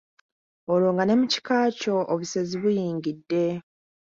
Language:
Ganda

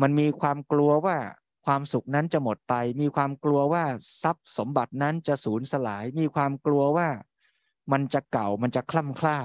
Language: Thai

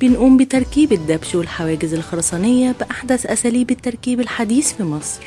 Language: Arabic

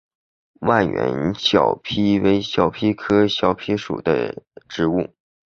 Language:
Chinese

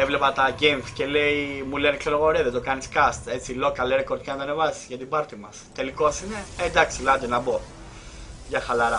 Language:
Greek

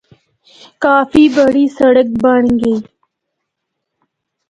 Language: Northern Hindko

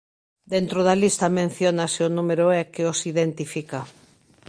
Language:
Galician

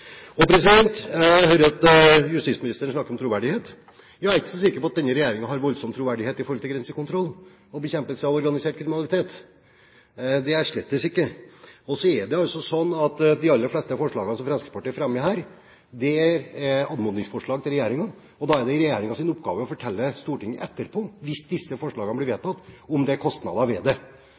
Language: Norwegian Bokmål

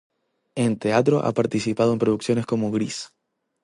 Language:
Spanish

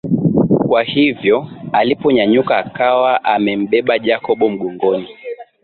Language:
Swahili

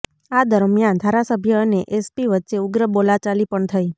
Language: Gujarati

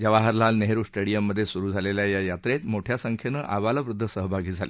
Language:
Marathi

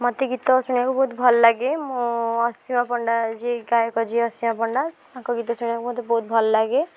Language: Odia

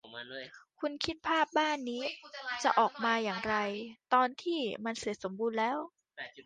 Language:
Thai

